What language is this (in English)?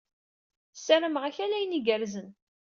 Kabyle